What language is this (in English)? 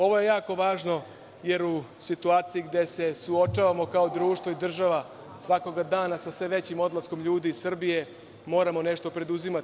Serbian